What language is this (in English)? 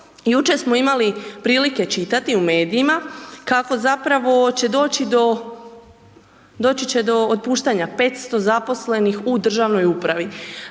Croatian